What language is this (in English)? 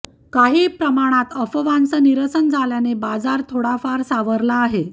Marathi